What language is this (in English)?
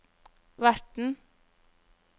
Norwegian